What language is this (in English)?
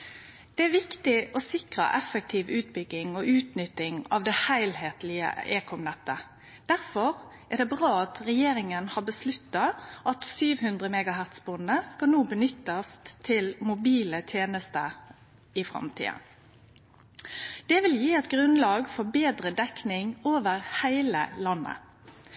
Norwegian Nynorsk